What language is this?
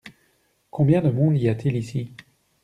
French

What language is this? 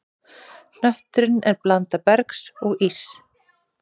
Icelandic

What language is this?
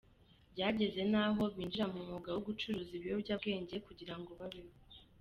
Kinyarwanda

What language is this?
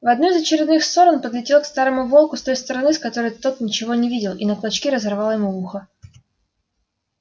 Russian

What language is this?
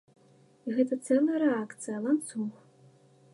Belarusian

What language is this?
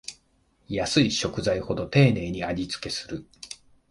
Japanese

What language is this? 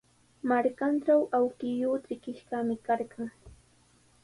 Sihuas Ancash Quechua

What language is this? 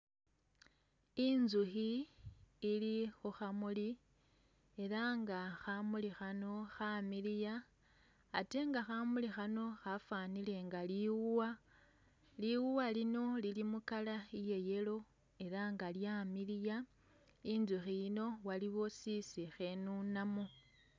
Masaaba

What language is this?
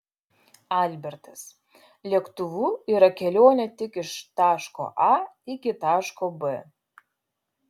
Lithuanian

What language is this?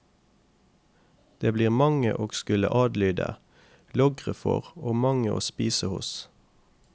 Norwegian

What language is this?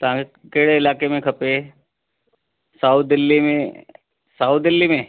Sindhi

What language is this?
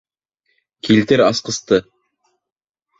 Bashkir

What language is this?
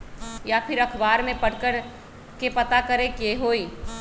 Magahi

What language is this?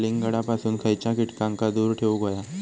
Marathi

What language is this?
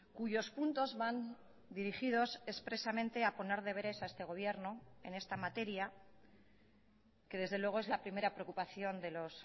Spanish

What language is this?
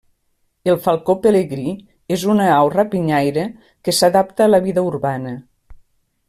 Catalan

